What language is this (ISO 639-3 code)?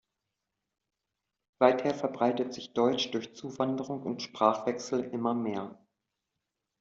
deu